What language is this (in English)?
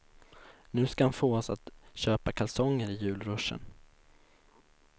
Swedish